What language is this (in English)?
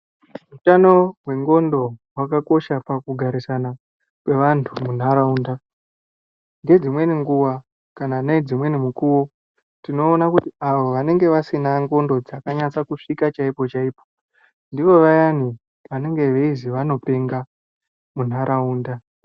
Ndau